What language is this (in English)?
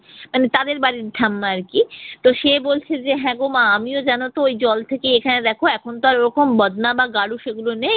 Bangla